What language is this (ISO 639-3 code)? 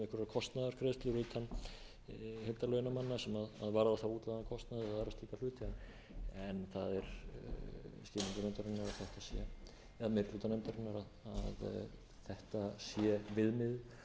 isl